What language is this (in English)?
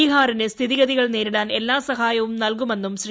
Malayalam